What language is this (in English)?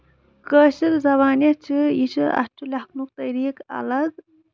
Kashmiri